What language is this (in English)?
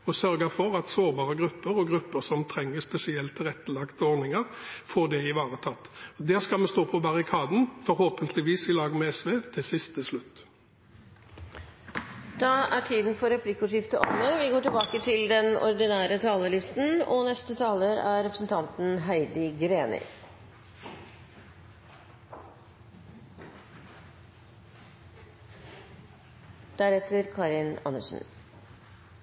Norwegian